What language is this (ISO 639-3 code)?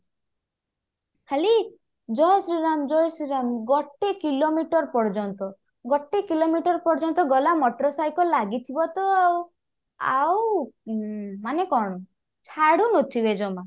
ori